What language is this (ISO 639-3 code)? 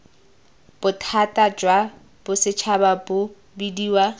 tsn